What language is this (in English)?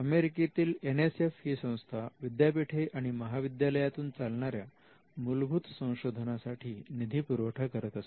Marathi